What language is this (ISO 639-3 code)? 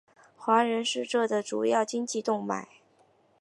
zho